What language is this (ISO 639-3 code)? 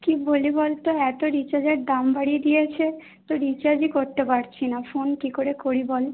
ben